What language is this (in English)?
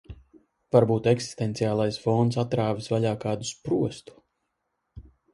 Latvian